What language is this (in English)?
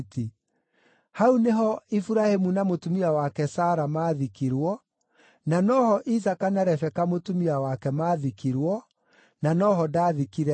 Kikuyu